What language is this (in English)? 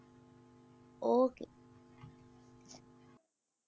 Punjabi